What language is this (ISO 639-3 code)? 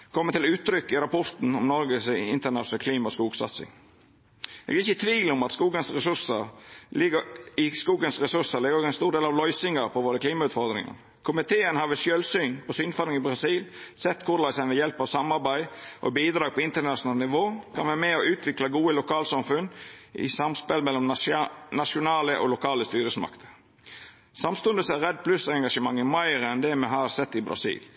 nno